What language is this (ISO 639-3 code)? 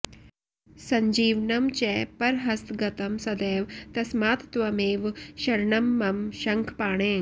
san